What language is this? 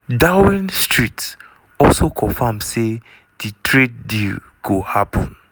Nigerian Pidgin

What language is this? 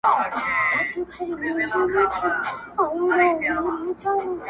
Pashto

